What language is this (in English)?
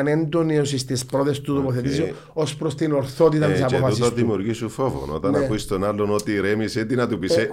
Greek